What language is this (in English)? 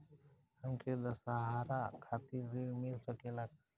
Bhojpuri